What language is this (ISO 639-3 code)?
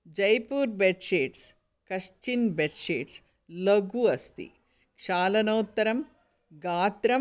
san